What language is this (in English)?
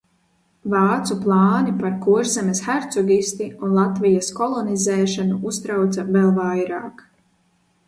Latvian